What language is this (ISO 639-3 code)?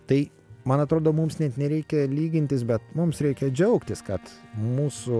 lit